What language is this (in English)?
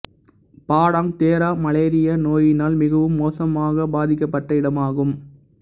Tamil